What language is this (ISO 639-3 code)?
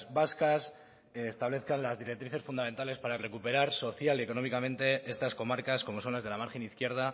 spa